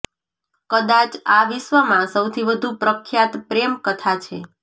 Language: Gujarati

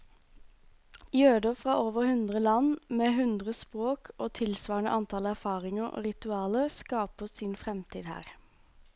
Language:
Norwegian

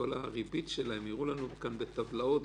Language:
Hebrew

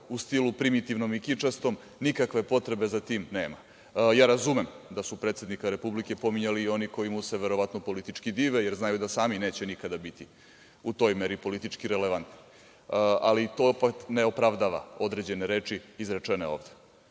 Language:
Serbian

